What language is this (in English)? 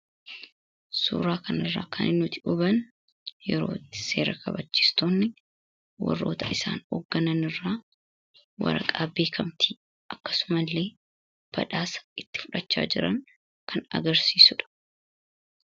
Oromo